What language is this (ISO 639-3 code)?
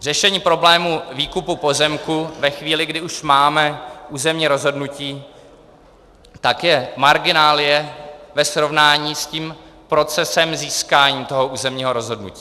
ces